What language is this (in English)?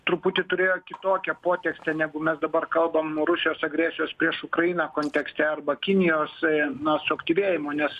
Lithuanian